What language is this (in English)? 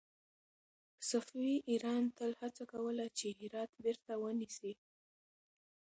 Pashto